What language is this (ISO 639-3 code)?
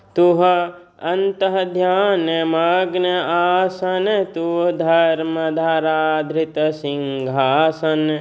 mai